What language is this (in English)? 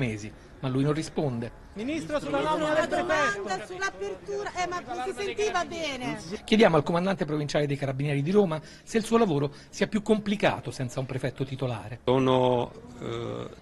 Italian